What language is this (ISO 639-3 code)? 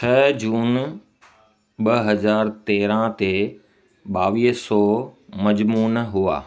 snd